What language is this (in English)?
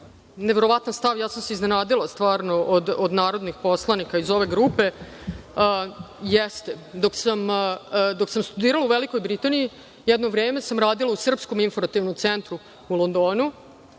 Serbian